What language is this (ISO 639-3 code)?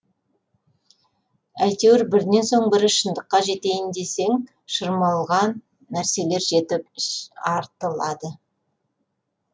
kaz